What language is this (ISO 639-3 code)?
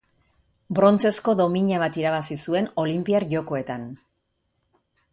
eus